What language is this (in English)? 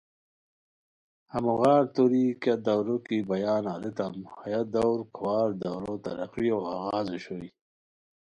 Khowar